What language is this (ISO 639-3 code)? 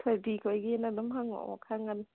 mni